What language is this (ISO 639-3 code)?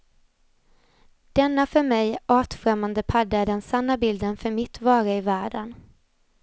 swe